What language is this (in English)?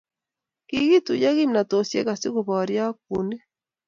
Kalenjin